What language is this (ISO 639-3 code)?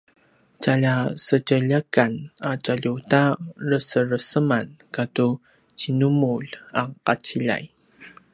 pwn